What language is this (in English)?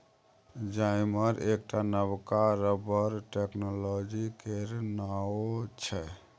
Maithili